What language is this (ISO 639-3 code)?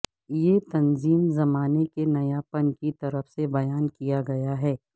urd